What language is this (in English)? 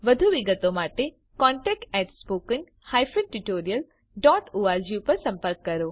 Gujarati